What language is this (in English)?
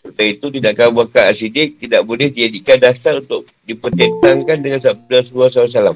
Malay